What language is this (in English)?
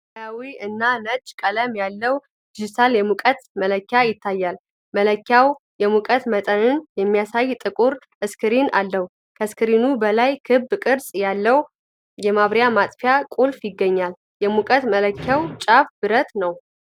Amharic